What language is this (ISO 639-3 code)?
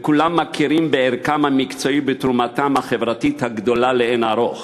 heb